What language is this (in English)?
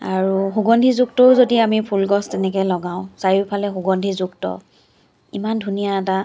Assamese